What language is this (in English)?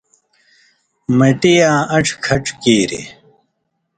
Indus Kohistani